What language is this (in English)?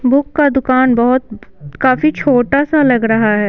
Hindi